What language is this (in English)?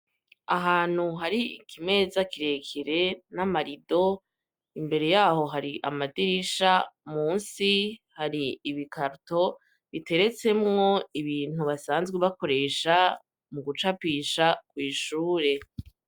Rundi